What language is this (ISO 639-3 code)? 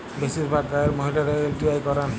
ben